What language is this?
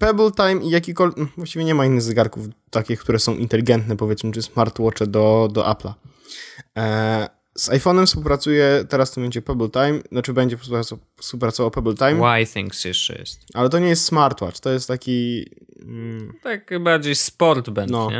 Polish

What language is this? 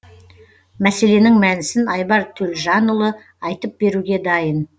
Kazakh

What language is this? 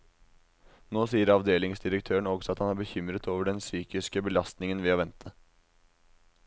Norwegian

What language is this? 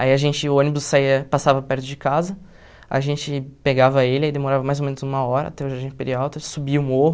Portuguese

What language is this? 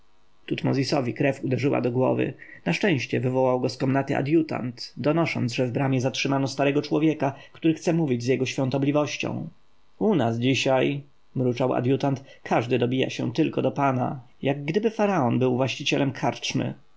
Polish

